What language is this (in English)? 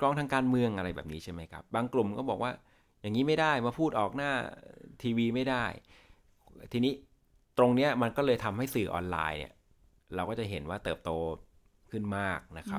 Thai